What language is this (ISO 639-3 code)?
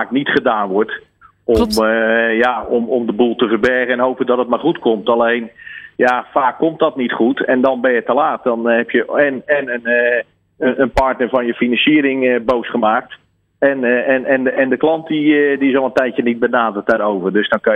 nld